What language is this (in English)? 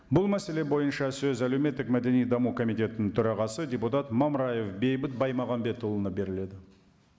Kazakh